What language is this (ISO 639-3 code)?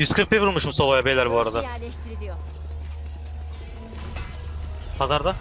tur